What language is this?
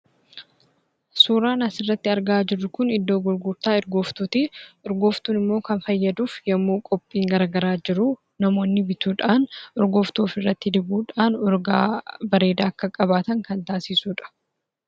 Oromo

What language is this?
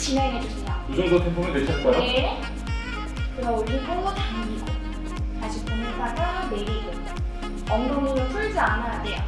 Korean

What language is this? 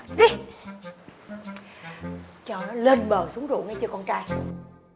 Vietnamese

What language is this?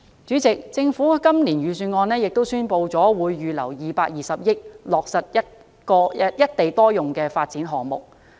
Cantonese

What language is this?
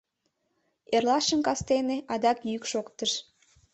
Mari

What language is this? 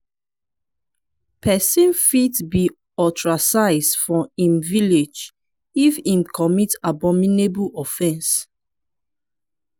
Nigerian Pidgin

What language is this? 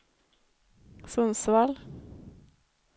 Swedish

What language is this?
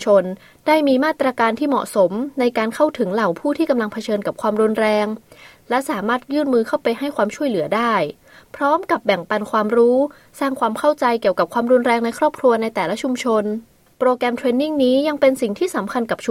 Thai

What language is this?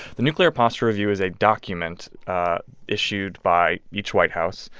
English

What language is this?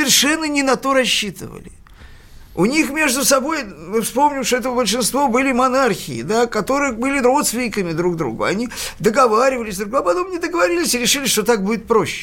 Russian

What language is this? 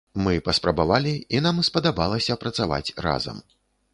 Belarusian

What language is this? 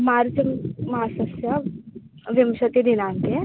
Sanskrit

